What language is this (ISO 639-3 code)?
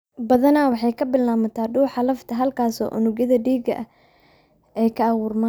som